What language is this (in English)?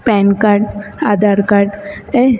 Sindhi